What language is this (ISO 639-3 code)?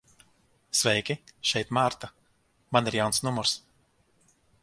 lav